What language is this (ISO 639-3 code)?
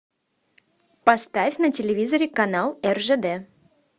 rus